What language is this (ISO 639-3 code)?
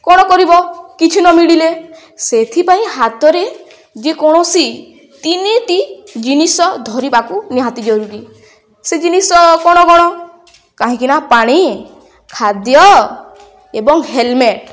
ori